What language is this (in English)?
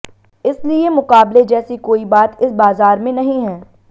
Hindi